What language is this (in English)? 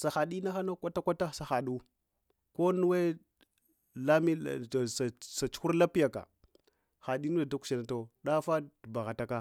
Hwana